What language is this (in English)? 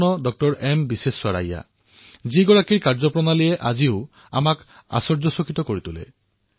Assamese